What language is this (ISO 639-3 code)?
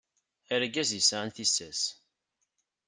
kab